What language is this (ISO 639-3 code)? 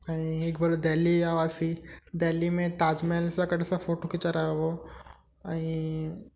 snd